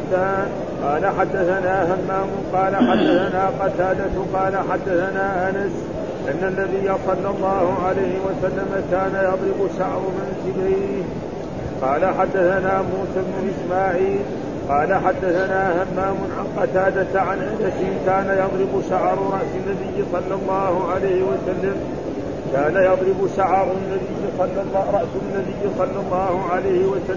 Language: Arabic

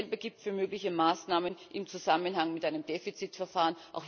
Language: German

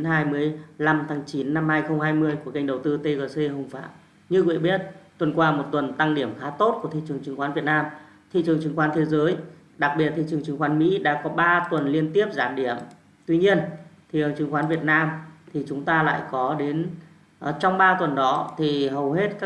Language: Vietnamese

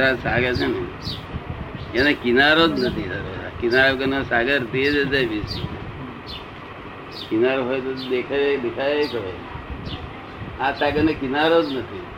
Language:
Gujarati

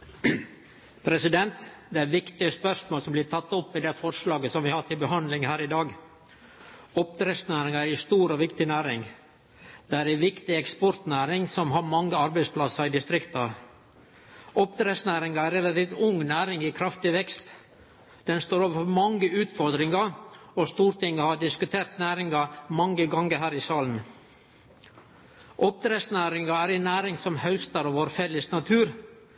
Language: Norwegian Nynorsk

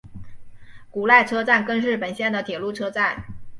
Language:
Chinese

